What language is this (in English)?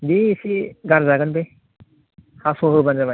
Bodo